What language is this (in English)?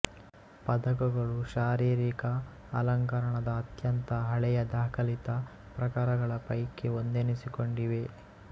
Kannada